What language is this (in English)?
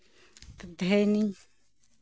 Santali